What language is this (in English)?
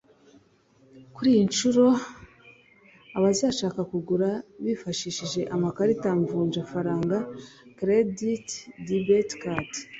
Kinyarwanda